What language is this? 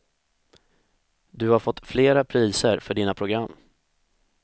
Swedish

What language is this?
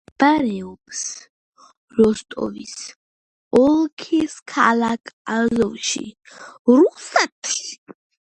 Georgian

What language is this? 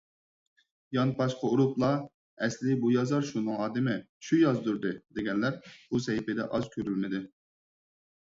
Uyghur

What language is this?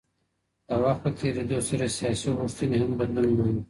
Pashto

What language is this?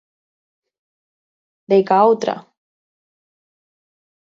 Galician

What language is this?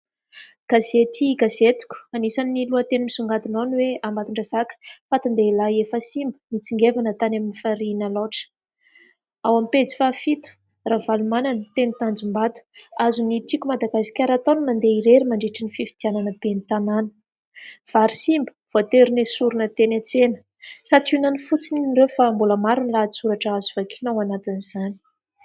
Malagasy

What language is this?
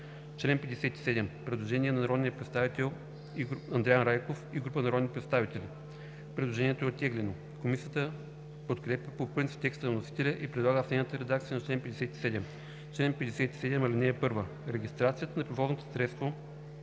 Bulgarian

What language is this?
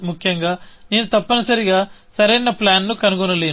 Telugu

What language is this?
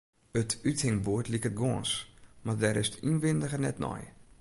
Western Frisian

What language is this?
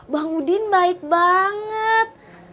Indonesian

